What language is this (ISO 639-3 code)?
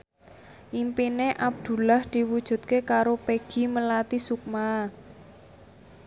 jav